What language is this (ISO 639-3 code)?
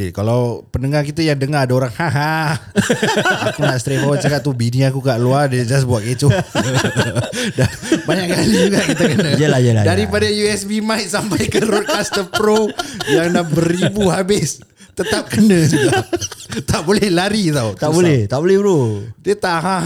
msa